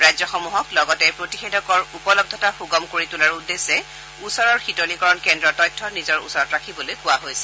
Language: Assamese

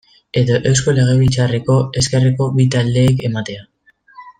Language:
Basque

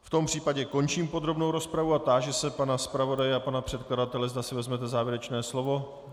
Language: Czech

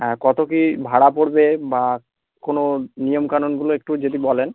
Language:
Bangla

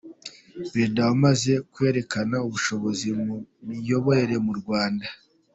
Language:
Kinyarwanda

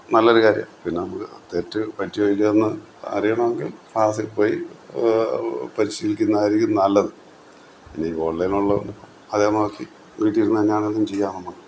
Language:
Malayalam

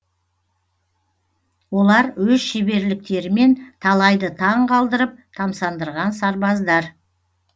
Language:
Kazakh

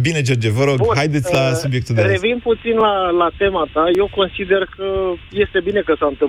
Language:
Romanian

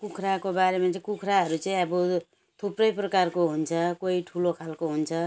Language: Nepali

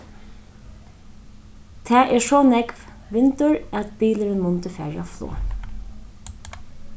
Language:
Faroese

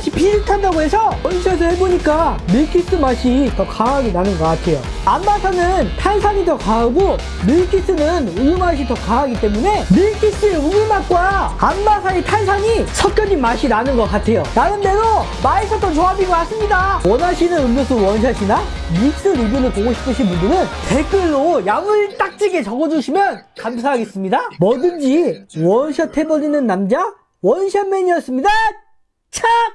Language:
Korean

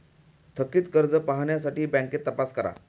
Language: Marathi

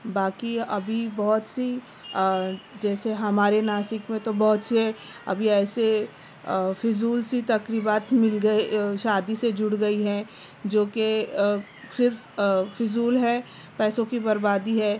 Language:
Urdu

